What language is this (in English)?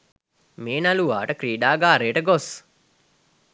Sinhala